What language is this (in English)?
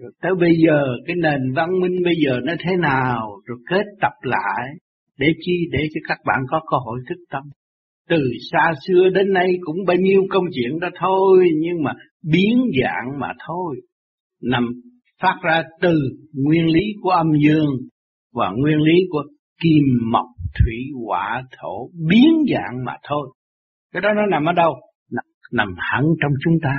Vietnamese